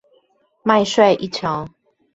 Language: Chinese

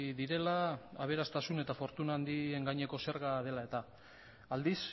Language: Basque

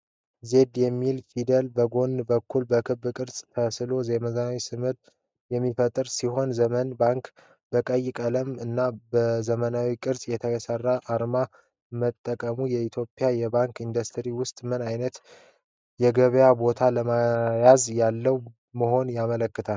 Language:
Amharic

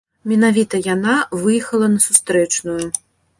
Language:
Belarusian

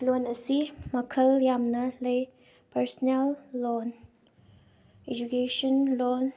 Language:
Manipuri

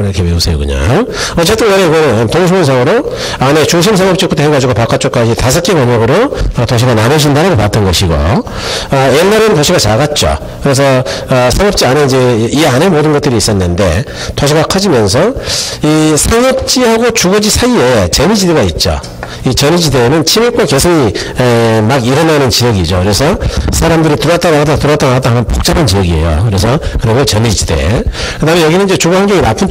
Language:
Korean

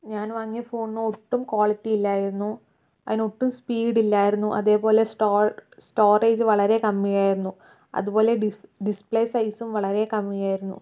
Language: Malayalam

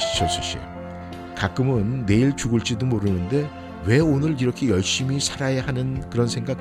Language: Korean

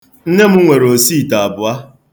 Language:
Igbo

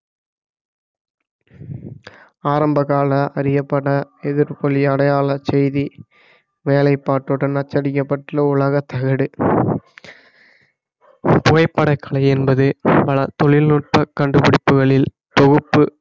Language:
Tamil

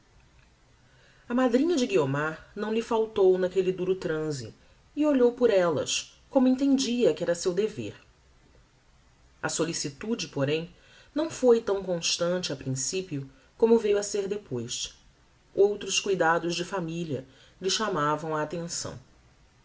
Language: Portuguese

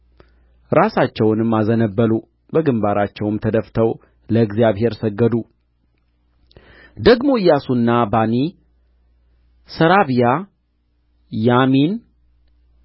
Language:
Amharic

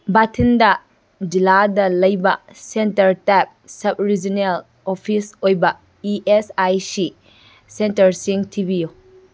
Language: Manipuri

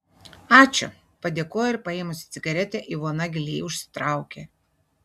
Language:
Lithuanian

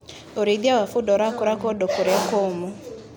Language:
Kikuyu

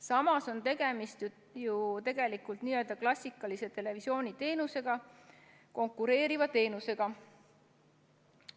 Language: Estonian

